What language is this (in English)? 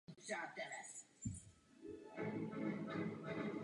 Czech